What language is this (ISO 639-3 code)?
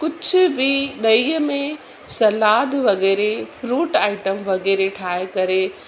snd